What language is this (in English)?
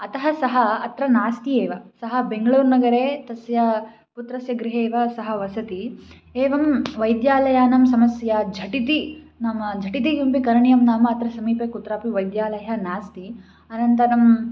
Sanskrit